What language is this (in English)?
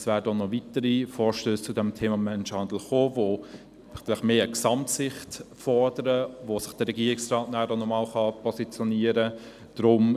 Swiss German